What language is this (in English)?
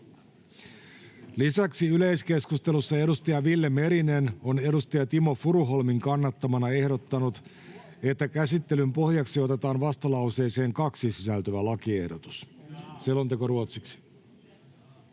Finnish